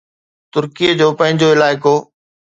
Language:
Sindhi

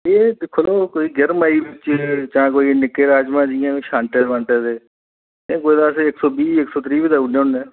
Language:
Dogri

